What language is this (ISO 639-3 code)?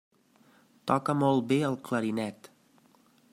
cat